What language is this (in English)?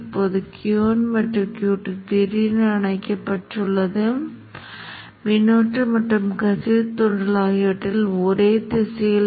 Tamil